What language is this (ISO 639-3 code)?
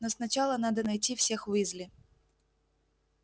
rus